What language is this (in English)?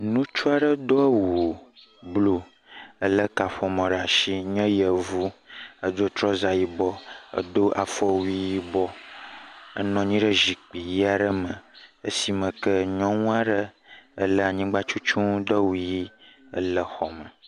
Ewe